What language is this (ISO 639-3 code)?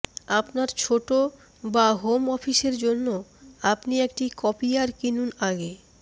ben